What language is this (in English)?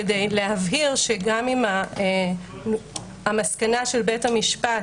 Hebrew